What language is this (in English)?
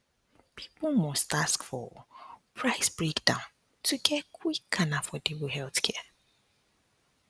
Nigerian Pidgin